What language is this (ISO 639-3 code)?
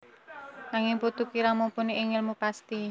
jav